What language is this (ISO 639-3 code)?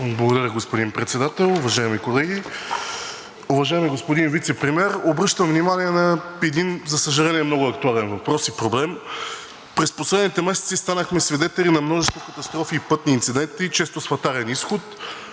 bul